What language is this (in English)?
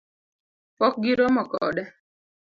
Luo (Kenya and Tanzania)